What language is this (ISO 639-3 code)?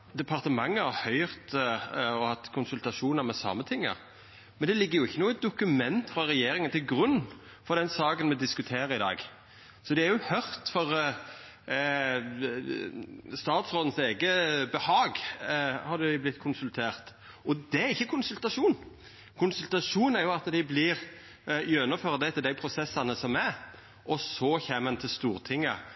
nno